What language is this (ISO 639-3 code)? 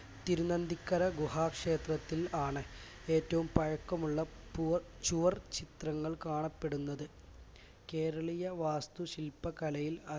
mal